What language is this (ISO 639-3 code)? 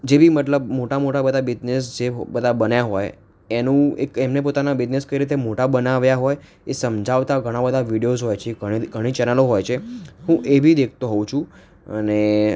guj